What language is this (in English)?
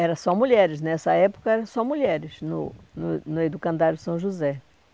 Portuguese